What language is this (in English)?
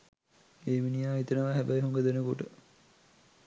Sinhala